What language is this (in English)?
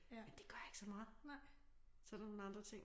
Danish